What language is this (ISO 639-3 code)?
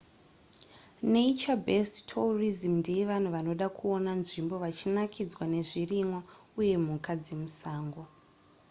sna